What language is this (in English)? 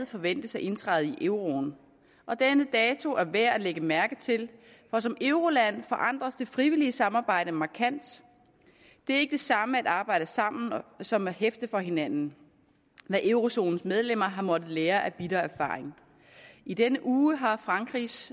Danish